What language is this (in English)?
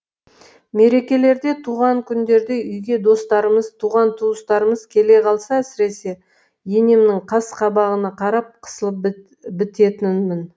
Kazakh